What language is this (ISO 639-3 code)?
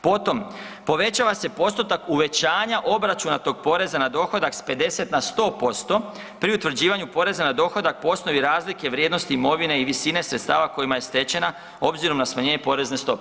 hrv